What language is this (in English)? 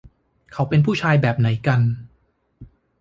Thai